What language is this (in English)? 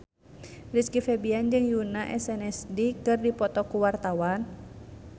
Sundanese